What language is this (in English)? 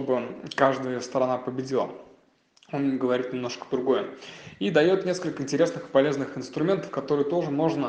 Russian